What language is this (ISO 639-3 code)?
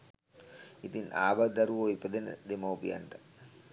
sin